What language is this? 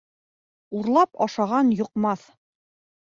Bashkir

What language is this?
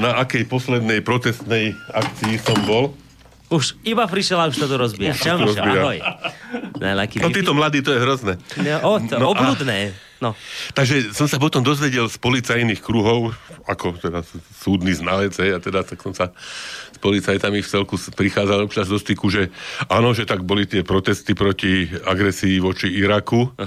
Slovak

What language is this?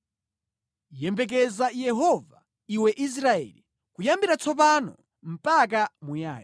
Nyanja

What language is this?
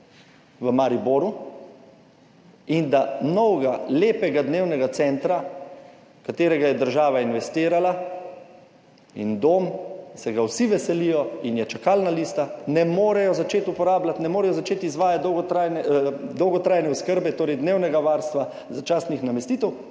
Slovenian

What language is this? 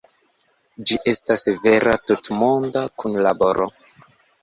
Esperanto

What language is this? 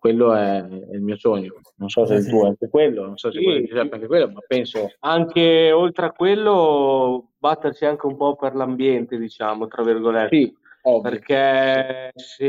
Italian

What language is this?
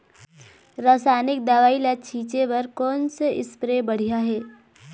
Chhattisgarhi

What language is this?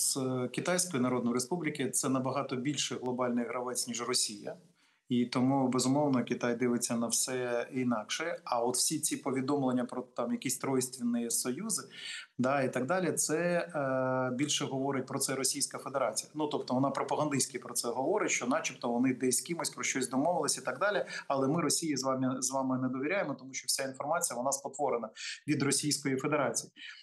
Ukrainian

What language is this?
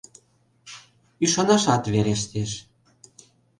Mari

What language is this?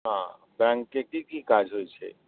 Maithili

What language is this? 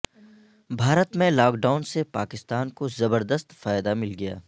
Urdu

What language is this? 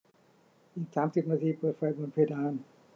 Thai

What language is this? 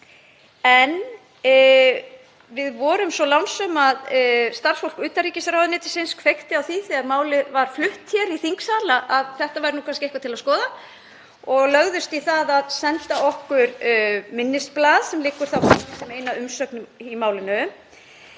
Icelandic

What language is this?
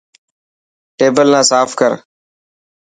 Dhatki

